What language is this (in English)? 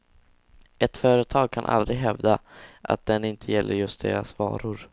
Swedish